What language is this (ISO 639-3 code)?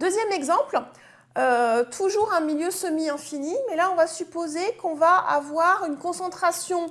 fra